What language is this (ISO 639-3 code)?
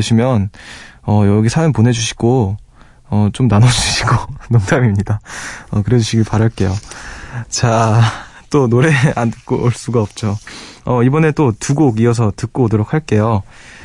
kor